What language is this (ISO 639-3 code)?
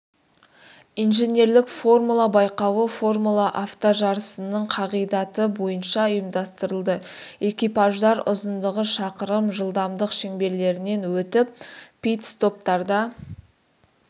kaz